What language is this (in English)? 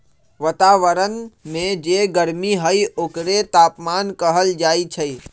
Magahi